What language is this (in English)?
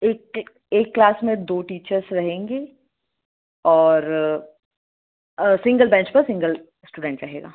Hindi